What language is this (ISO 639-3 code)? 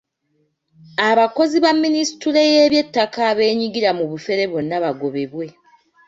lug